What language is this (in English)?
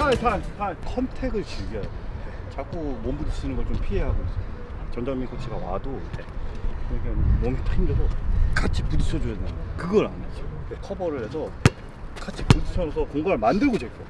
Korean